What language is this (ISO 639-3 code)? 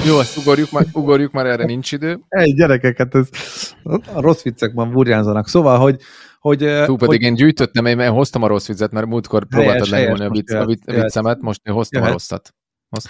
hun